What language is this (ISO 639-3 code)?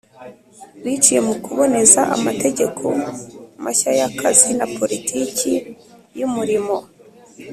kin